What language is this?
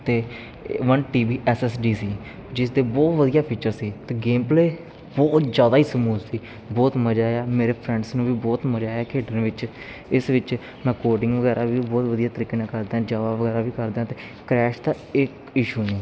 Punjabi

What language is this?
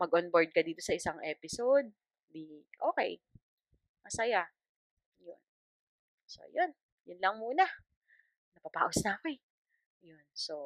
Filipino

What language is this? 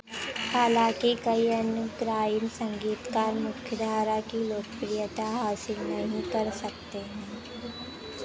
Hindi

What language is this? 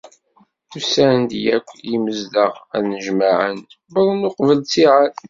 Kabyle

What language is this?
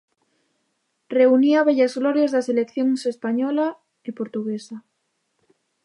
Galician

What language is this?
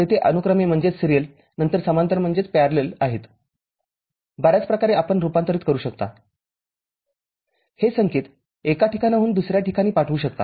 Marathi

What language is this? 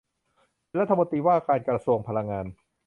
Thai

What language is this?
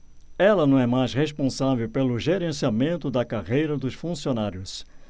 Portuguese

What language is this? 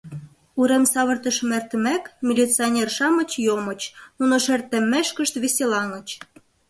Mari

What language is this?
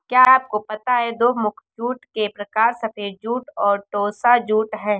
Hindi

